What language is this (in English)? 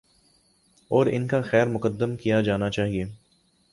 Urdu